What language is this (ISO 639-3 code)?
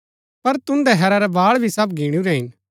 gbk